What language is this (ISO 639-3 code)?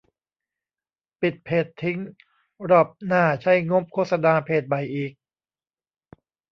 tha